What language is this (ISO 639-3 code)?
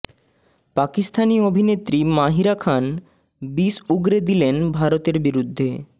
ben